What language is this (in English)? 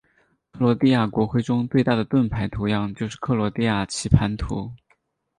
Chinese